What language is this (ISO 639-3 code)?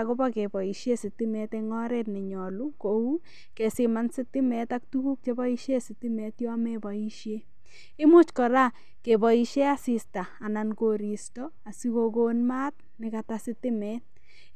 kln